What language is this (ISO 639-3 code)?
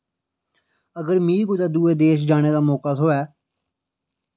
doi